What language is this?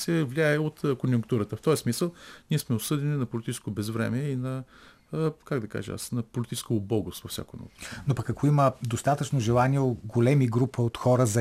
Bulgarian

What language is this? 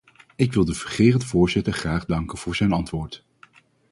Dutch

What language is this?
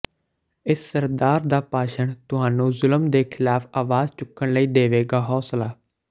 Punjabi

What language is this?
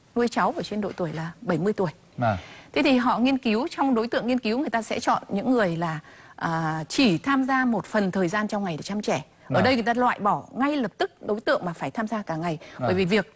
Vietnamese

